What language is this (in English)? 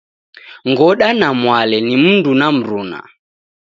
Taita